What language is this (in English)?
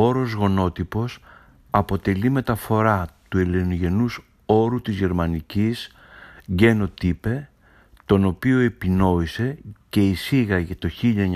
Greek